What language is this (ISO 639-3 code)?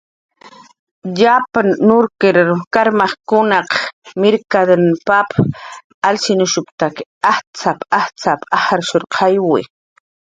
jqr